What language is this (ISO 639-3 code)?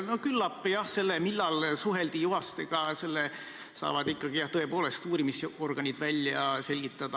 est